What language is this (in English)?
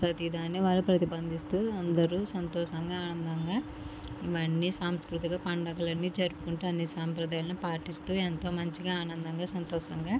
Telugu